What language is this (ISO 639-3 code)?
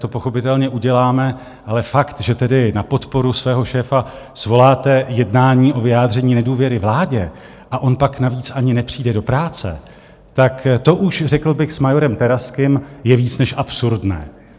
ces